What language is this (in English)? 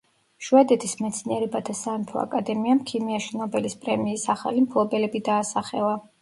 Georgian